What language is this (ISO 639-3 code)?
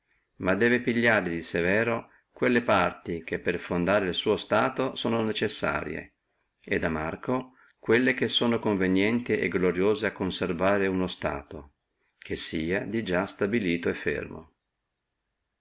ita